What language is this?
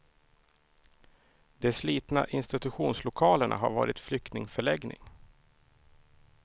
Swedish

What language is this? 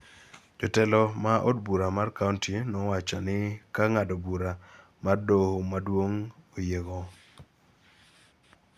Luo (Kenya and Tanzania)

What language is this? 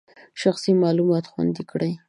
Pashto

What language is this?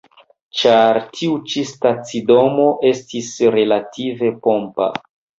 Esperanto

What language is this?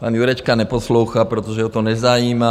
Czech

